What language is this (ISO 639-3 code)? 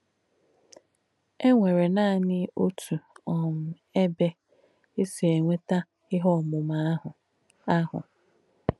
ibo